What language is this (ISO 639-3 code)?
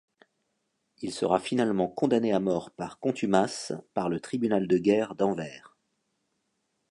fra